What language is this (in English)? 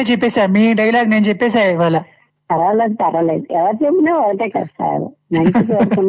Telugu